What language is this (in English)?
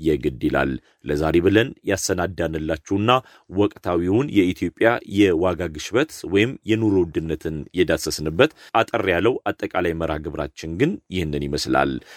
Amharic